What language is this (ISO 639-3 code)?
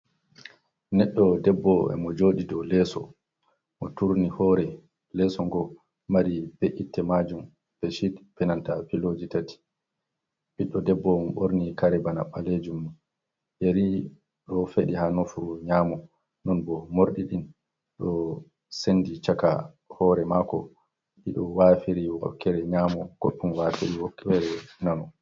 ful